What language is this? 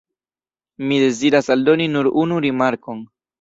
Esperanto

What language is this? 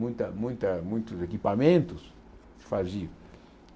Portuguese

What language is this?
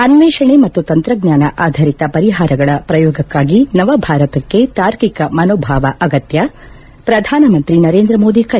Kannada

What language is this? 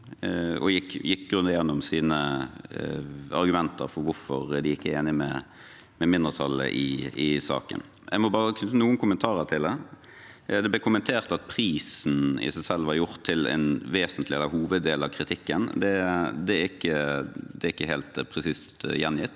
Norwegian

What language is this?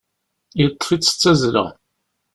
Kabyle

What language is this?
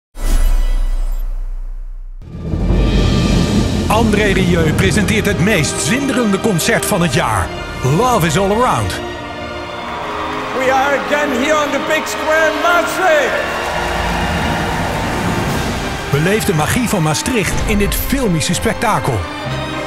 Dutch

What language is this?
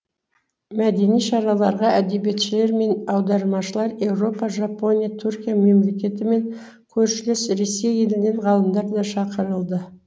Kazakh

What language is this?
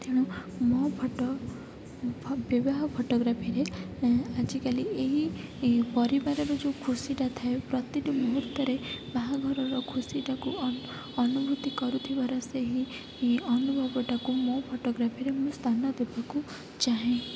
Odia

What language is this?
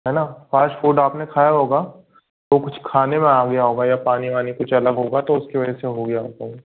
Hindi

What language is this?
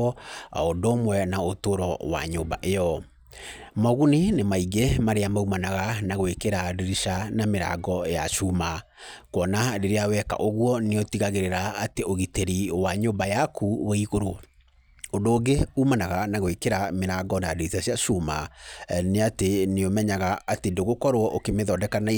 Kikuyu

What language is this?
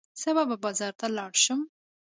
Pashto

